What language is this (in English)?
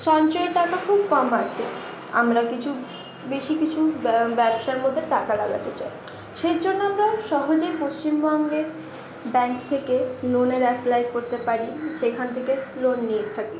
Bangla